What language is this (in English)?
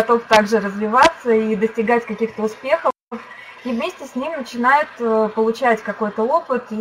Russian